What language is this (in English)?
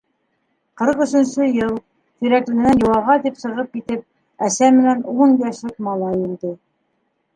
Bashkir